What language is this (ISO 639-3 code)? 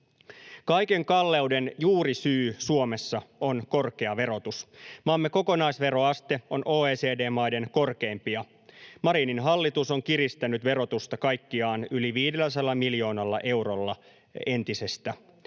fin